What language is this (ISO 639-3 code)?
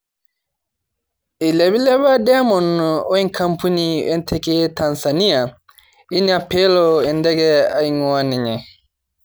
mas